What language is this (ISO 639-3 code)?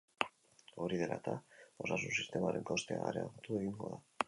eus